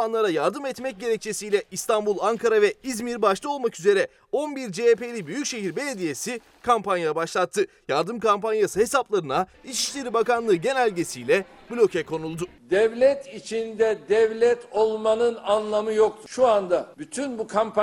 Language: Turkish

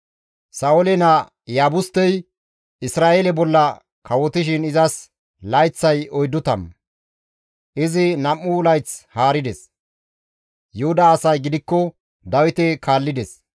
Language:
Gamo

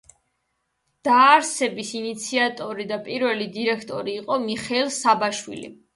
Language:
Georgian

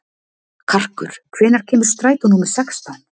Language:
Icelandic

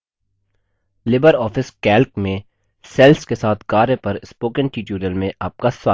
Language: Hindi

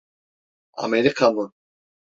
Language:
Turkish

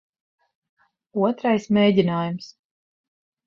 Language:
Latvian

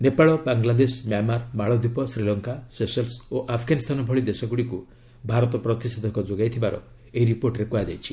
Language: Odia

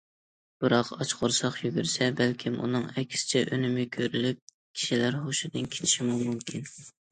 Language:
Uyghur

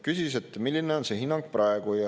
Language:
Estonian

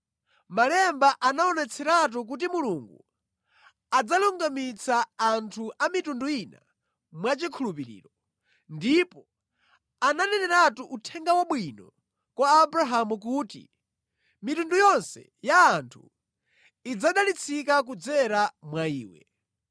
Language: Nyanja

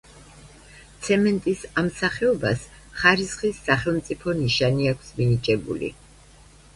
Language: Georgian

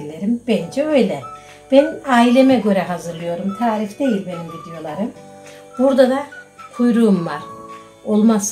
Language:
Turkish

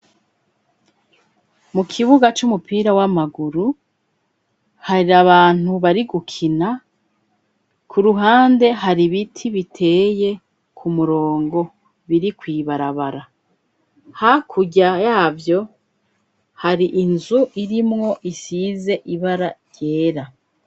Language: Rundi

